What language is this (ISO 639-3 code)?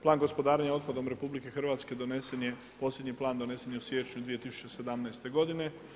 hrv